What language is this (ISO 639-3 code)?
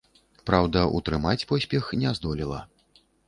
bel